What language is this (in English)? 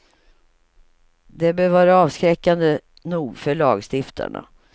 Swedish